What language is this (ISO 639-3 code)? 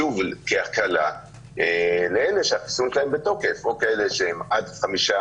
heb